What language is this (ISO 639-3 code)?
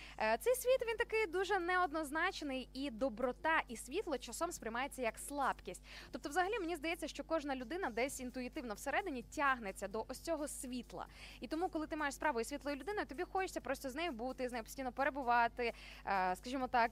ukr